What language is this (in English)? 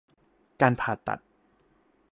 Thai